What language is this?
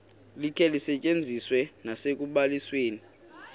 Xhosa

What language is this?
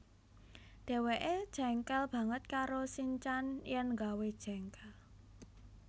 Javanese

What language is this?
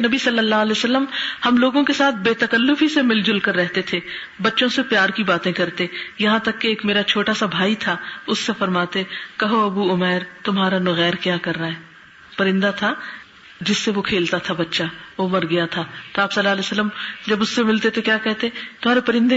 Urdu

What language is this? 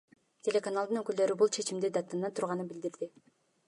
Kyrgyz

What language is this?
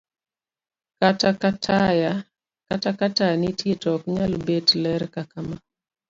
Luo (Kenya and Tanzania)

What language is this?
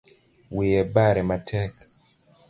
Luo (Kenya and Tanzania)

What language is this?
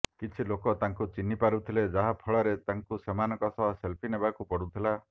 Odia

